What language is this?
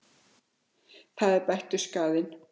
Icelandic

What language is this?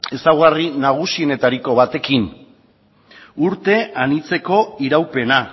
Basque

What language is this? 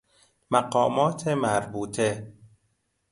Persian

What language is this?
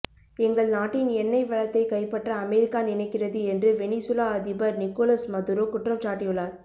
Tamil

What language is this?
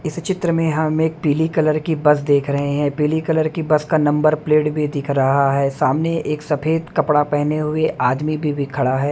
Hindi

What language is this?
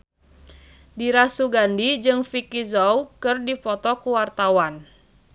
Sundanese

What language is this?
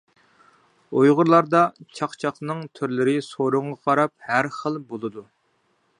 Uyghur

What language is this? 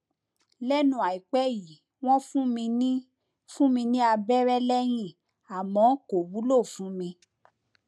Yoruba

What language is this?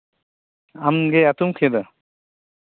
Santali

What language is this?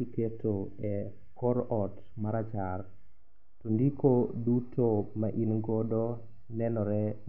Luo (Kenya and Tanzania)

